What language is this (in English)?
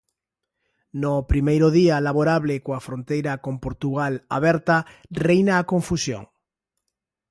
Galician